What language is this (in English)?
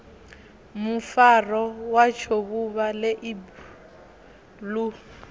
Venda